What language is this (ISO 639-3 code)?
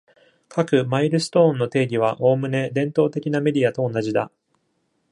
jpn